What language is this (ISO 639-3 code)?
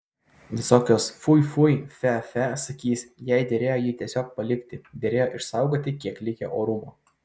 lit